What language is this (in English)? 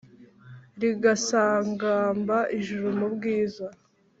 Kinyarwanda